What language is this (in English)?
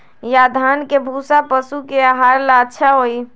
Magahi